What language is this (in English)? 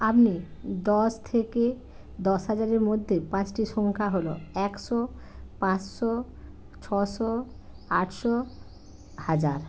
Bangla